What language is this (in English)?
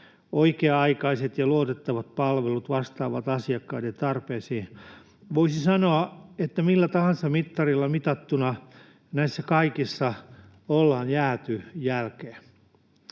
Finnish